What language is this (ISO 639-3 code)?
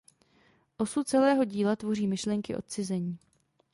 ces